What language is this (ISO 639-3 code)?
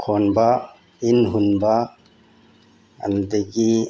mni